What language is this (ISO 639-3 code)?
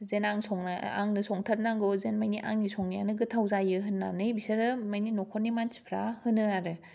brx